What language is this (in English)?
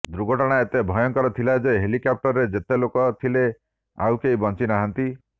Odia